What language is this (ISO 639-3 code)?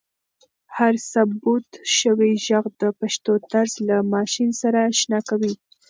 pus